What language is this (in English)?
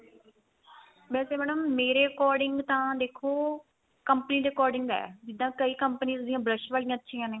Punjabi